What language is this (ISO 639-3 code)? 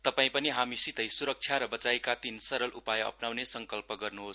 nep